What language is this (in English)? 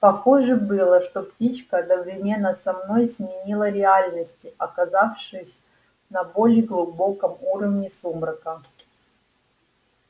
Russian